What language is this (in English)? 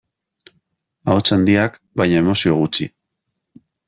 Basque